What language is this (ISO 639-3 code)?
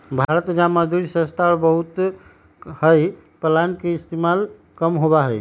mag